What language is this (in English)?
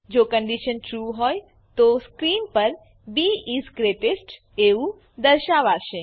Gujarati